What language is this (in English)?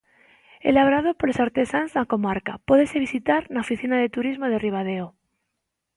Galician